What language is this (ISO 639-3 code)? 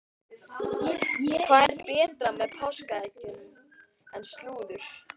isl